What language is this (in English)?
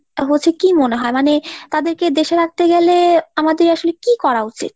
Bangla